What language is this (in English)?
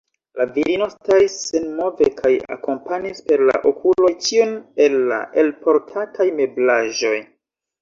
Esperanto